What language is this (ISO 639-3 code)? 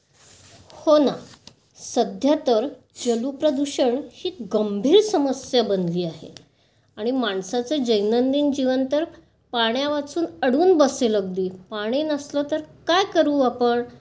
mar